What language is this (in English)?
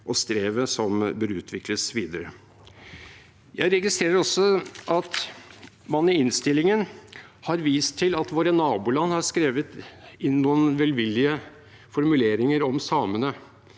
Norwegian